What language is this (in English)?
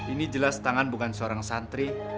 Indonesian